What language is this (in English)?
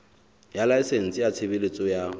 Southern Sotho